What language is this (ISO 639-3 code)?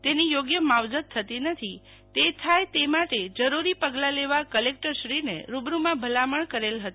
guj